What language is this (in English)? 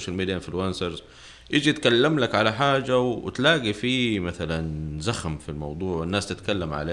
Arabic